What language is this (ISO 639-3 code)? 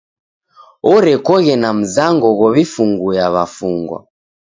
dav